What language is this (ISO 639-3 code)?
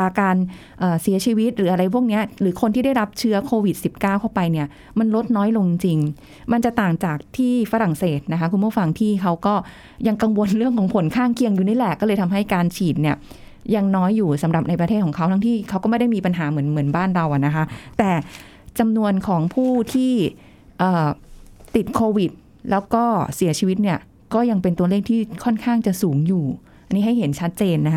tha